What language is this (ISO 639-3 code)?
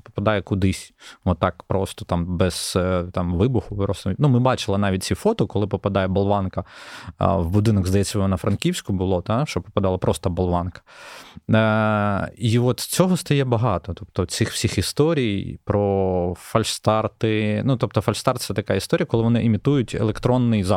ukr